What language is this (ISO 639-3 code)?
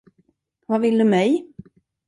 swe